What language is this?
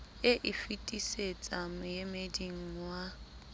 Southern Sotho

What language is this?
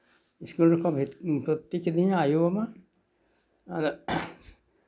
Santali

